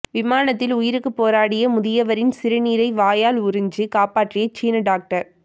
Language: Tamil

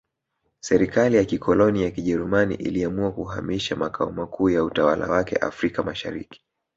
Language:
Swahili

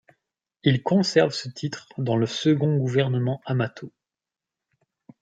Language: French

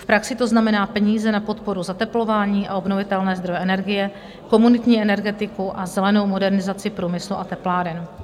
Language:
Czech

